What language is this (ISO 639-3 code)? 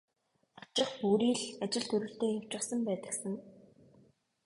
mon